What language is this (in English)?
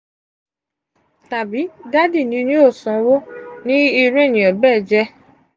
Yoruba